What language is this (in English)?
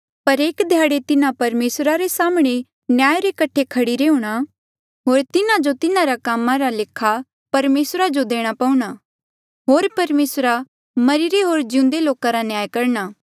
Mandeali